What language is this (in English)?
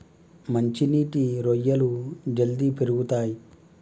Telugu